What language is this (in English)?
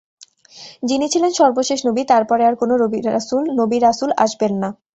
Bangla